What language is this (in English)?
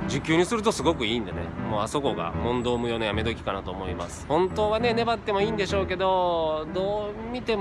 Japanese